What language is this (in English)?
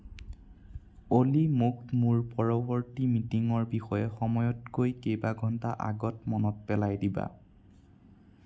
Assamese